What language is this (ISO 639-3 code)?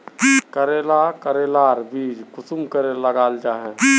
mag